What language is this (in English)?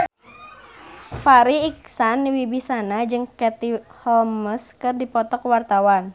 Sundanese